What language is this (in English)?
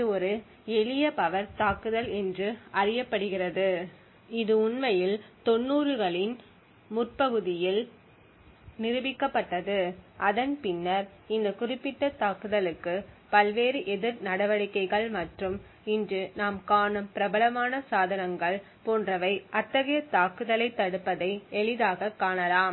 Tamil